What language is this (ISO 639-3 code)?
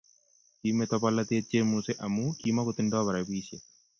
kln